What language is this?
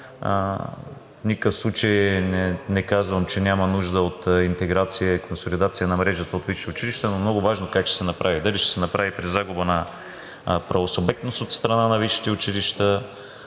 Bulgarian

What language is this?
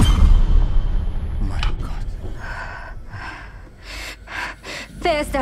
German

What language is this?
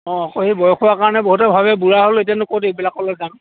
Assamese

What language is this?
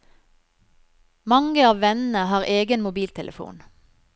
Norwegian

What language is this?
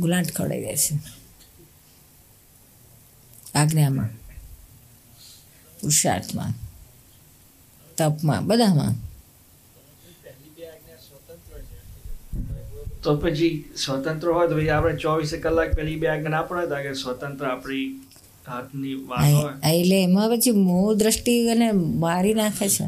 Gujarati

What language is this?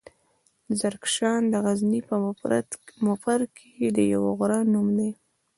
Pashto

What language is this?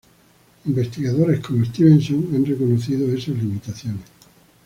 Spanish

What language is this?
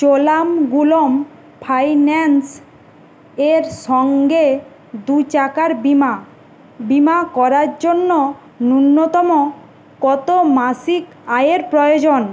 Bangla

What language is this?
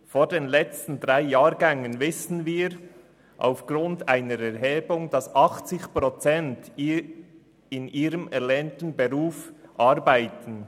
Swiss German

